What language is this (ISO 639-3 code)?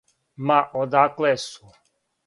srp